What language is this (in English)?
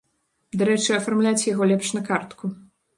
Belarusian